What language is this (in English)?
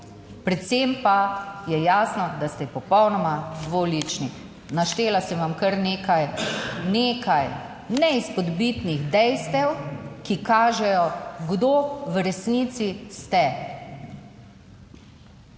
Slovenian